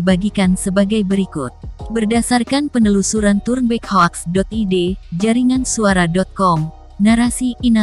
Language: Indonesian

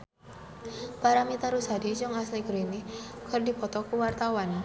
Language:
Sundanese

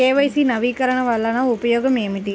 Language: Telugu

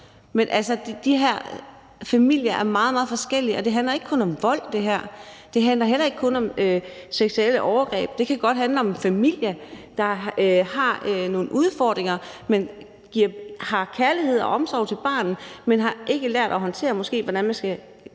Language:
Danish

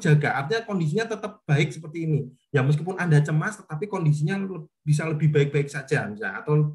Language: Indonesian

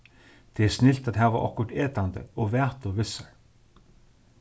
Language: Faroese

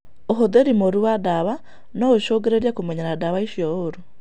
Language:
Kikuyu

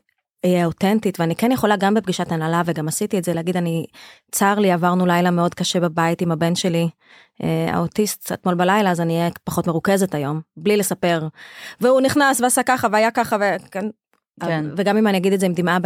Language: Hebrew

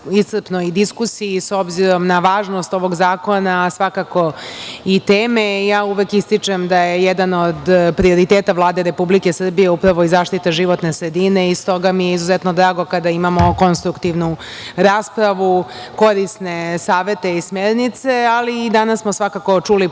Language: Serbian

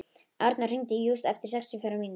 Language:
Icelandic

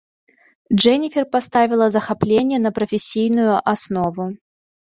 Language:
Belarusian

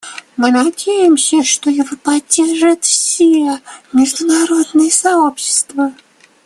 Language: Russian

